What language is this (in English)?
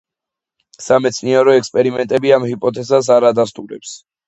Georgian